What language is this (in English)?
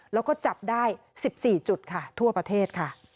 Thai